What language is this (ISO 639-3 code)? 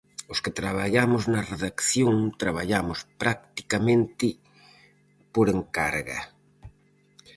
glg